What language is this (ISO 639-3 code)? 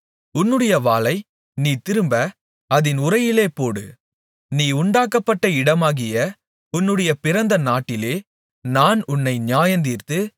tam